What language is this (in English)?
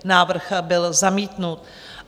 Czech